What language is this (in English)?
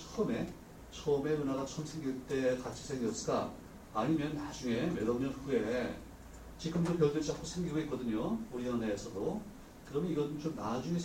Korean